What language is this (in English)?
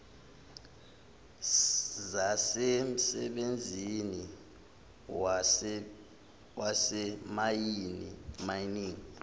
Zulu